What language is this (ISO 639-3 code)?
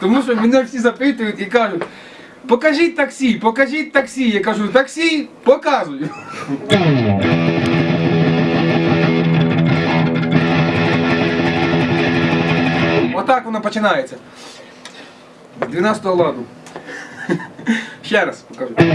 nld